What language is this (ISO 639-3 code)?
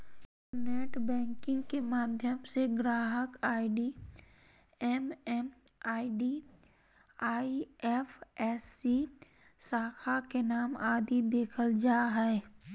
mag